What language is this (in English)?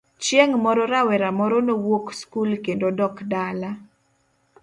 Luo (Kenya and Tanzania)